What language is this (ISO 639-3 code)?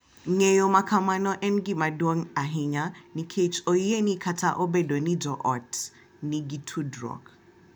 luo